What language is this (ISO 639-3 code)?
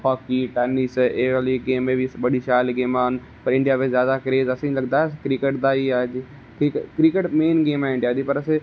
doi